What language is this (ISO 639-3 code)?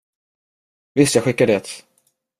swe